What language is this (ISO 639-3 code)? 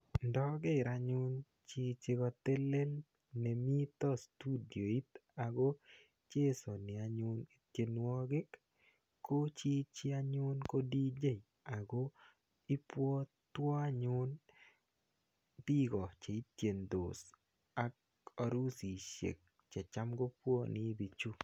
kln